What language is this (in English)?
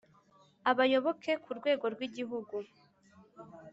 Kinyarwanda